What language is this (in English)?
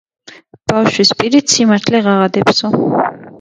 Georgian